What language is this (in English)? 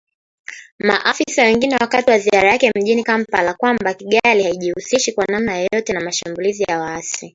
Swahili